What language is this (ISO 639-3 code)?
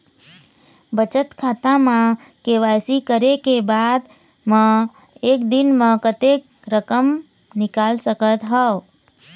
hne